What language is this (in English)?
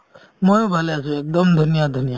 Assamese